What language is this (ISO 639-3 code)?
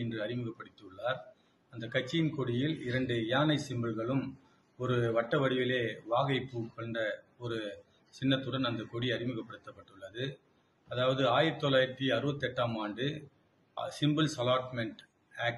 tam